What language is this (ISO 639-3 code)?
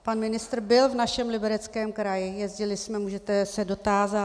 ces